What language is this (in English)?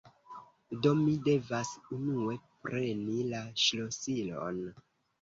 Esperanto